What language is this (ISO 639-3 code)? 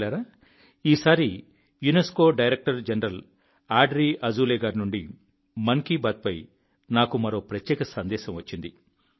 tel